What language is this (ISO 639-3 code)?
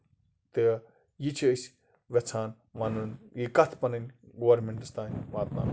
kas